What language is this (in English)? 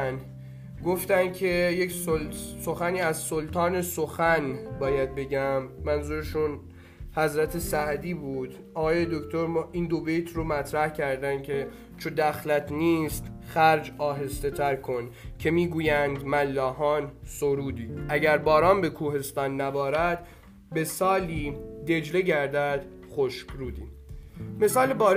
Persian